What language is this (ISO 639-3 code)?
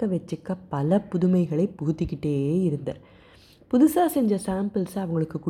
tam